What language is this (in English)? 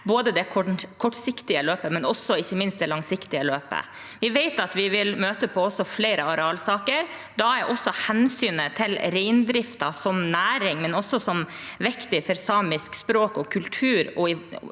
Norwegian